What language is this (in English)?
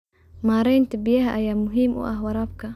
Somali